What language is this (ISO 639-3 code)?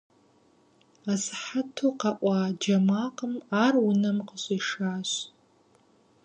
kbd